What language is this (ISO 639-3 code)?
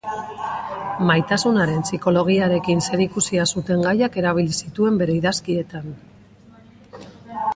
eus